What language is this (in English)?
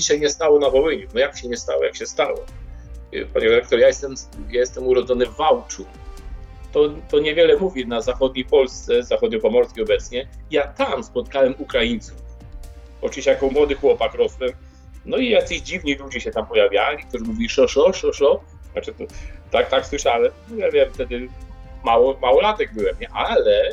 Polish